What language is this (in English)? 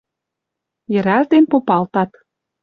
Western Mari